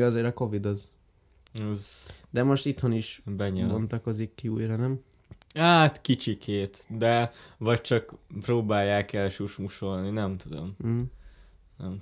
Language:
Hungarian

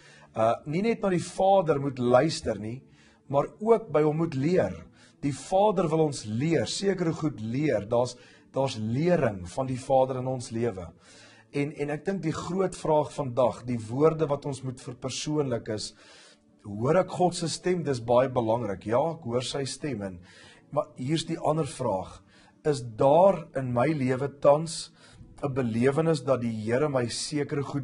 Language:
Dutch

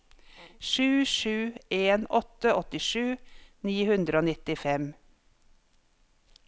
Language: Norwegian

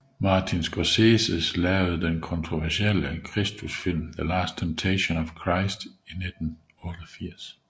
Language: Danish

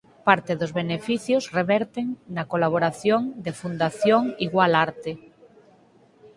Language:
Galician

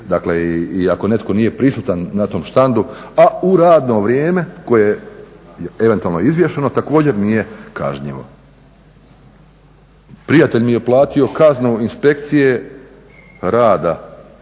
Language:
Croatian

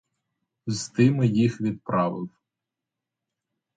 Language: Ukrainian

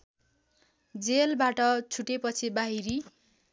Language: Nepali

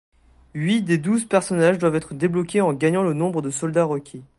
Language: French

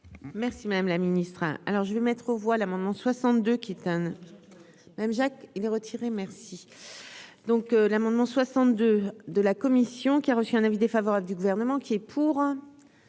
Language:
French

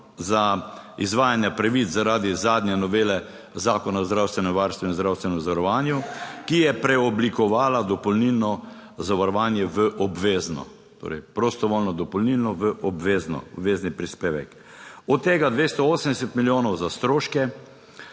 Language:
Slovenian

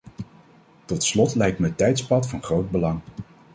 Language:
Dutch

